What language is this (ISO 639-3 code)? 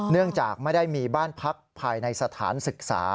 tha